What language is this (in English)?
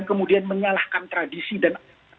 Indonesian